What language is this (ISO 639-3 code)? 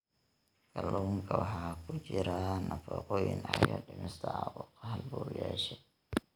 som